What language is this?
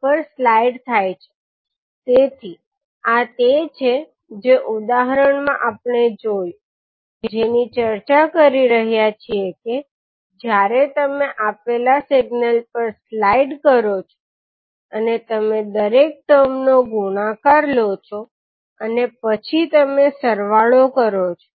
Gujarati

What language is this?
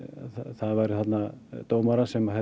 Icelandic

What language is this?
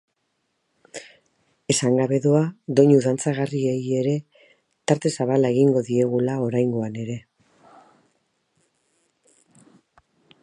Basque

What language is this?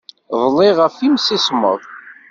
Kabyle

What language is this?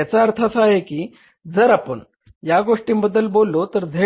Marathi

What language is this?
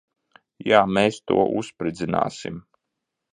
Latvian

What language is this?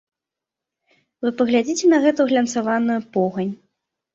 Belarusian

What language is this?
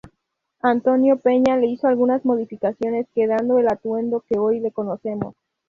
Spanish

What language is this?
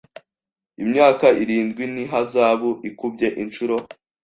Kinyarwanda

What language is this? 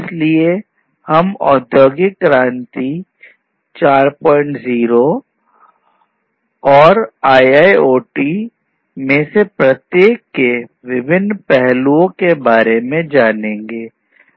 Hindi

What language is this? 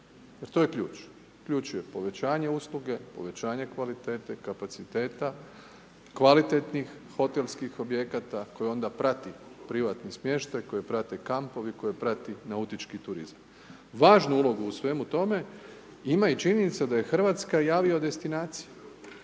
Croatian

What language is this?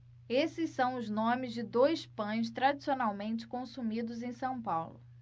Portuguese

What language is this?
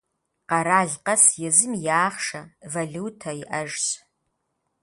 Kabardian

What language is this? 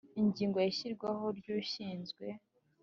Kinyarwanda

